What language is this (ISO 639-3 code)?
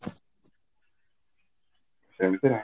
ori